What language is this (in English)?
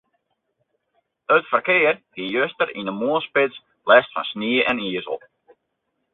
Western Frisian